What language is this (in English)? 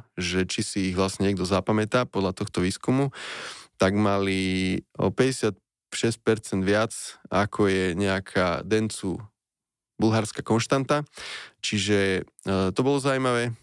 Slovak